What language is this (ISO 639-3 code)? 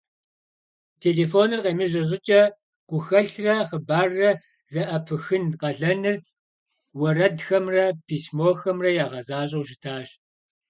kbd